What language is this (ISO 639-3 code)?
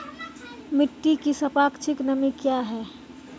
mai